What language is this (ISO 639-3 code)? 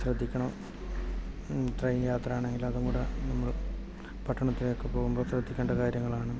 mal